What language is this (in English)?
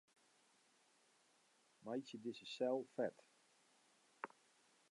Western Frisian